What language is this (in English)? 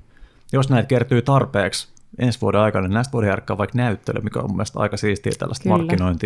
Finnish